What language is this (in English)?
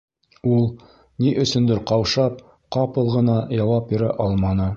Bashkir